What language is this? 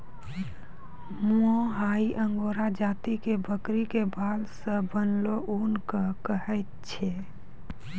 Maithili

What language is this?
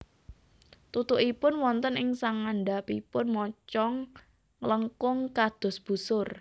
Javanese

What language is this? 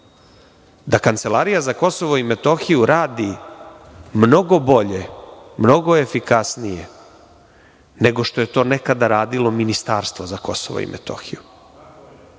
Serbian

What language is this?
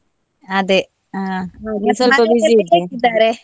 Kannada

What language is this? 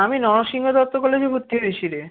Bangla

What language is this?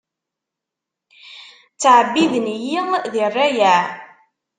Kabyle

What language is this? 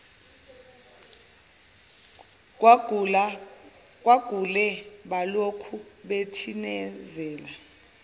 Zulu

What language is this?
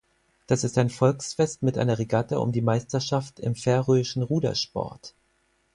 German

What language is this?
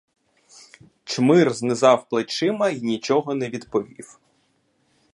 Ukrainian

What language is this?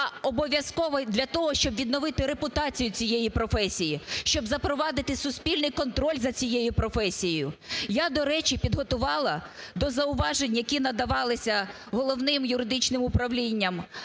Ukrainian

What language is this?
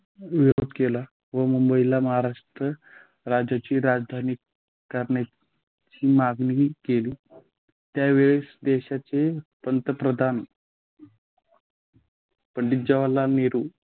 Marathi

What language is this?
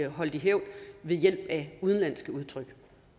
Danish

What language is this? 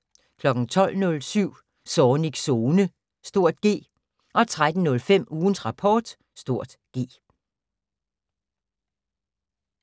Danish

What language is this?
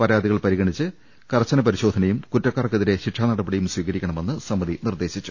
Malayalam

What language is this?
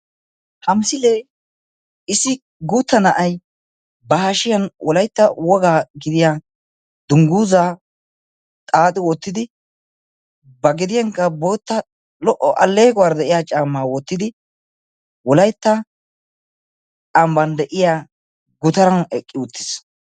Wolaytta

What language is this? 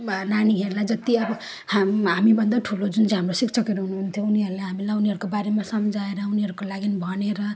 Nepali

